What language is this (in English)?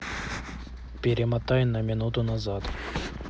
Russian